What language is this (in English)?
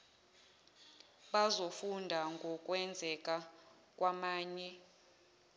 Zulu